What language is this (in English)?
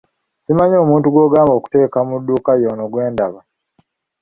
Ganda